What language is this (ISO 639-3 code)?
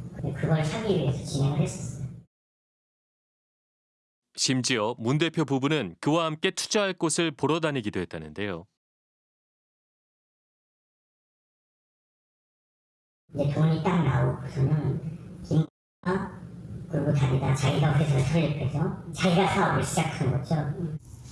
kor